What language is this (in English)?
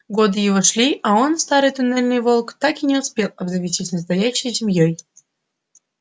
Russian